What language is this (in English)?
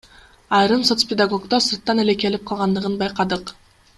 Kyrgyz